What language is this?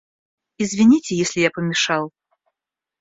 Russian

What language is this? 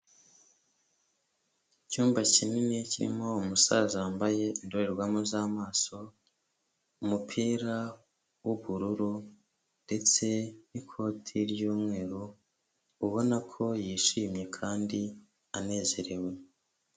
Kinyarwanda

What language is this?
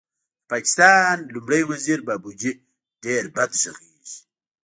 Pashto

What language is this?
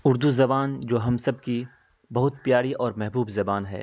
Urdu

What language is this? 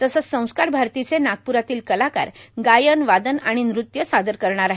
Marathi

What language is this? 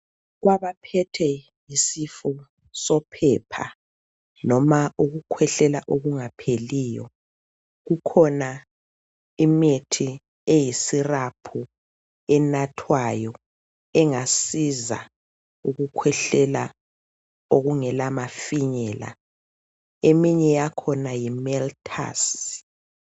North Ndebele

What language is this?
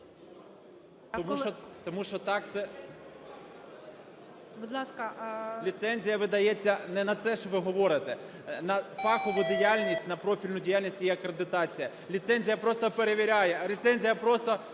Ukrainian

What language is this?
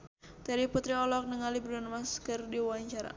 Sundanese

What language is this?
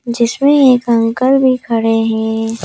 Hindi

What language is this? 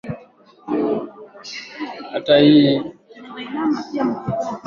Swahili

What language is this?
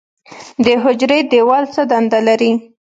Pashto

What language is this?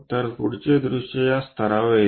Marathi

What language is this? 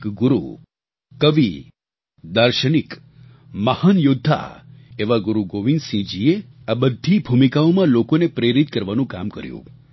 Gujarati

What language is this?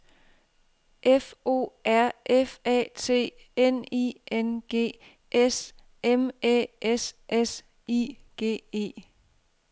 Danish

